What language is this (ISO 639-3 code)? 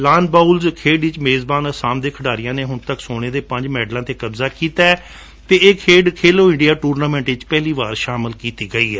pan